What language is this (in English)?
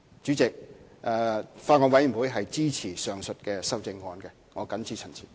Cantonese